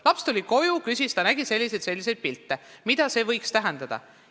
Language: Estonian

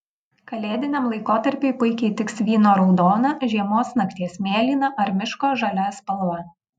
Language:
Lithuanian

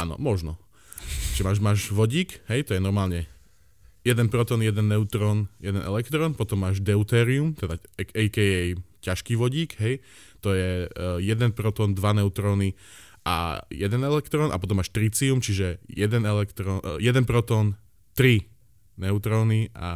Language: Slovak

